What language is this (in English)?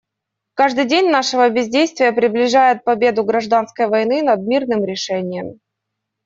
Russian